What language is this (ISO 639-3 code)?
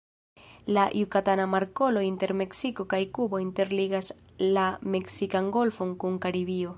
epo